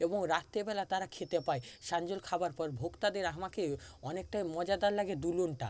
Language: Bangla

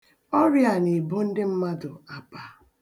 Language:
Igbo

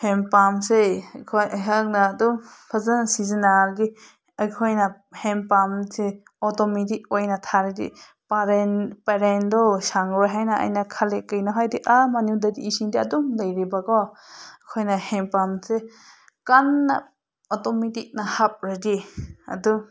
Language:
Manipuri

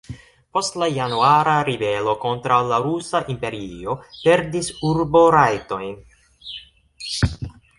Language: Esperanto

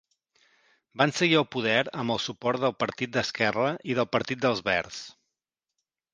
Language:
Catalan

